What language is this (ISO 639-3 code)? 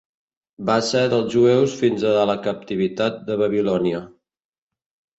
cat